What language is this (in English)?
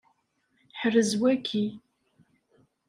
Kabyle